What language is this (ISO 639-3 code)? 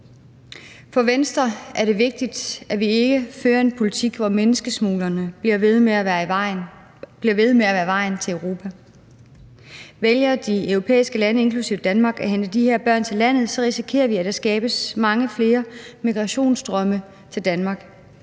dan